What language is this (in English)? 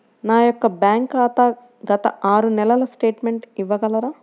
Telugu